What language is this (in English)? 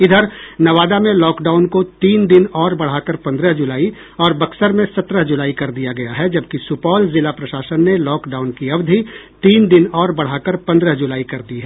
Hindi